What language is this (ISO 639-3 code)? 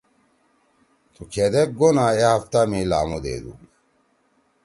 trw